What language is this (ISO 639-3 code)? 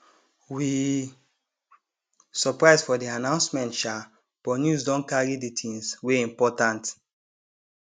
pcm